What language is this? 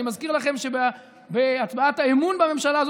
Hebrew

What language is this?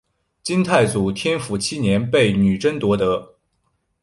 Chinese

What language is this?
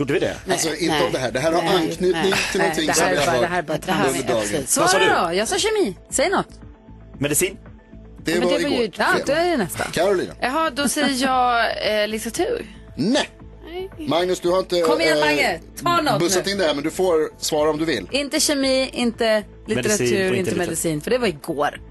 Swedish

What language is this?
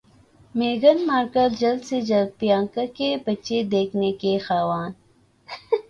Urdu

